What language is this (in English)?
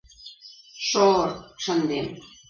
Mari